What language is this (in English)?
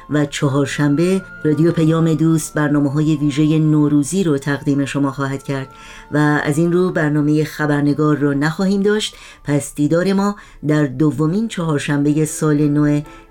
Persian